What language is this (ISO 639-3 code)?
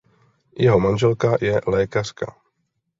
ces